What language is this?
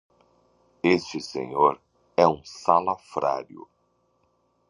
Portuguese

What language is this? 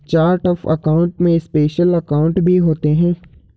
Hindi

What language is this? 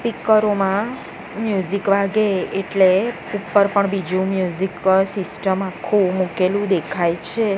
Gujarati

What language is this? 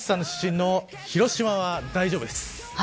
Japanese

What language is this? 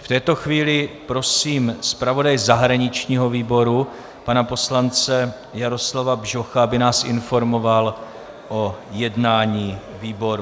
Czech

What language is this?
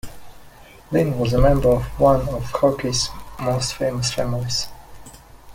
English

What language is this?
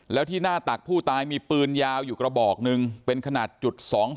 Thai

